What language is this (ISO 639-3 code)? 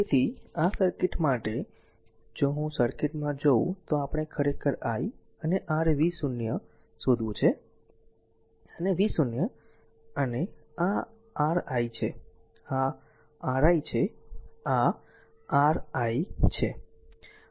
guj